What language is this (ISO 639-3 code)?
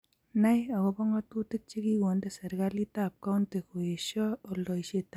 kln